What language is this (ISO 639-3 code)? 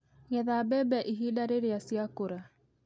kik